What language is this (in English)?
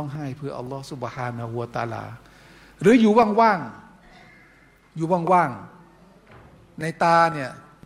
Thai